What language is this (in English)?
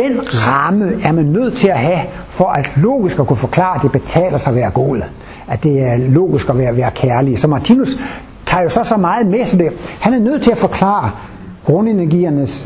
Danish